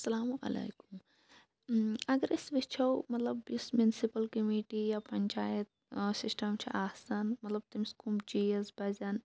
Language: Kashmiri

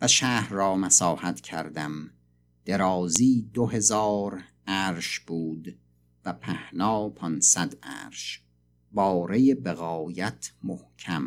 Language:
Persian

